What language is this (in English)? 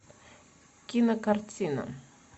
Russian